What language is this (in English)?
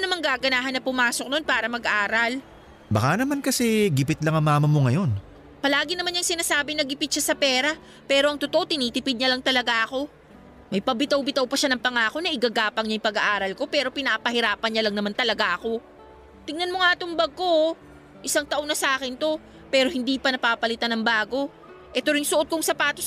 Filipino